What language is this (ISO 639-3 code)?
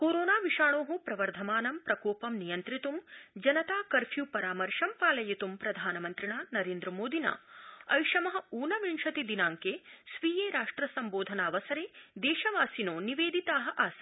san